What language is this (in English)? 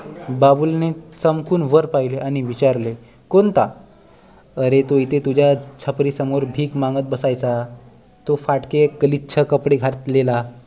Marathi